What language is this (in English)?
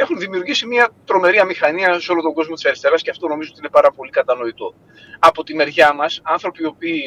Greek